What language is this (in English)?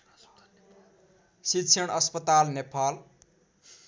Nepali